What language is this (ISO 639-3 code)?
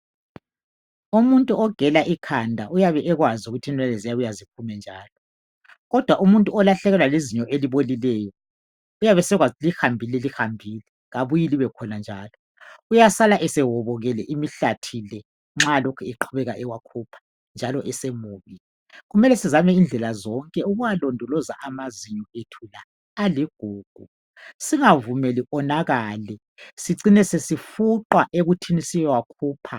nde